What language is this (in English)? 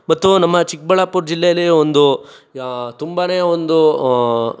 Kannada